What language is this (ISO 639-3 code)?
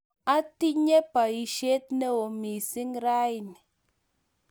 kln